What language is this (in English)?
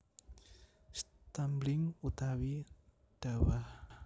Javanese